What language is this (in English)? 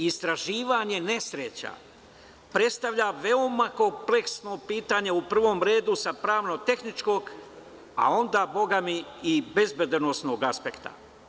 Serbian